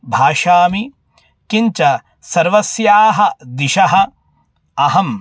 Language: Sanskrit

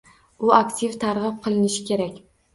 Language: Uzbek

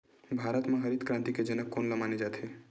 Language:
Chhattisgarhi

